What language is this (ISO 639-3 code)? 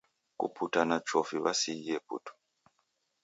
dav